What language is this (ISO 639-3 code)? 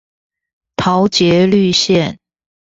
zho